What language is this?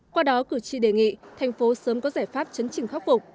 Vietnamese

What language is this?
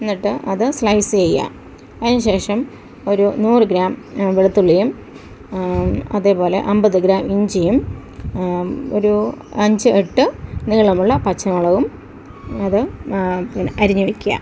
Malayalam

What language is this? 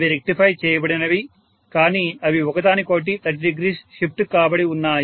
Telugu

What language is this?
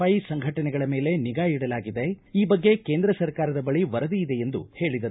Kannada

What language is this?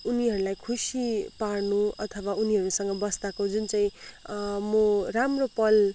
Nepali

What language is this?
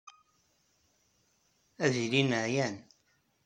Kabyle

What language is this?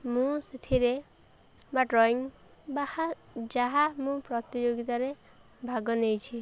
Odia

